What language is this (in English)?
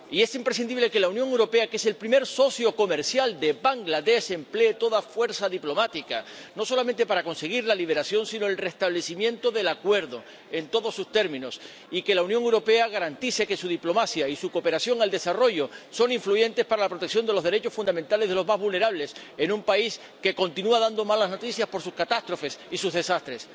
Spanish